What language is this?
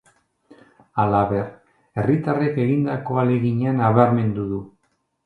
Basque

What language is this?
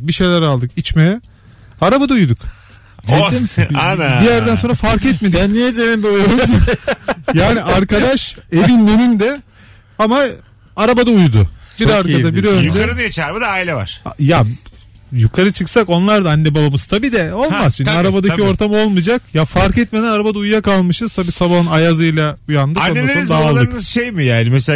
Turkish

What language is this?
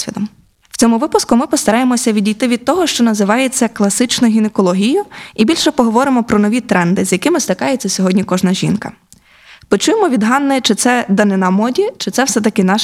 Ukrainian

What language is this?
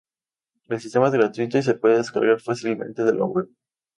Spanish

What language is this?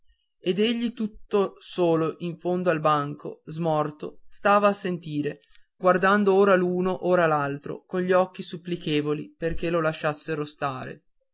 Italian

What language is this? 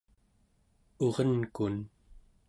Central Yupik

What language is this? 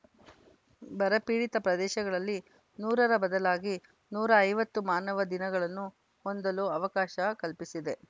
Kannada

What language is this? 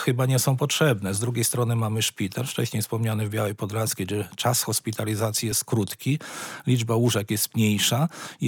Polish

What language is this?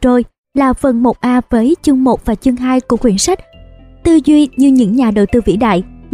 Vietnamese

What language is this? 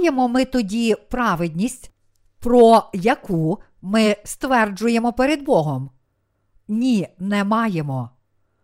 Ukrainian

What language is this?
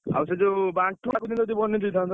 Odia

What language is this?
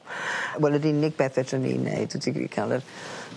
Welsh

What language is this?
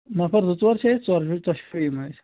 Kashmiri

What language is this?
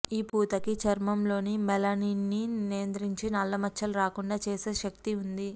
Telugu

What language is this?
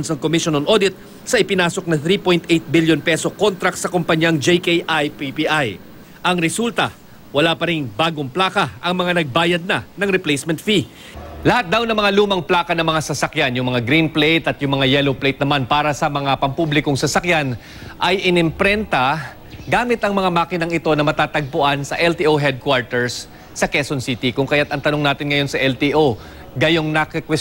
Filipino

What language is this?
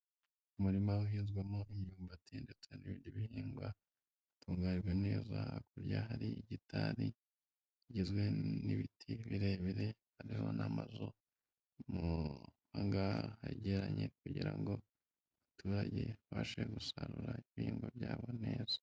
Kinyarwanda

